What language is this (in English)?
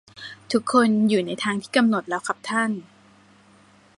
Thai